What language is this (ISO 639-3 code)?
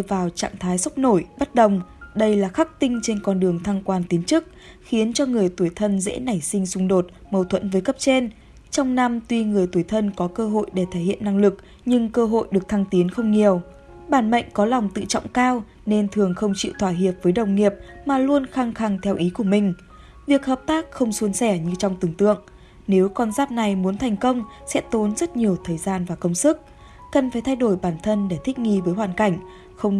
vie